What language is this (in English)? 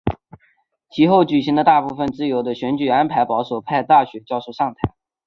Chinese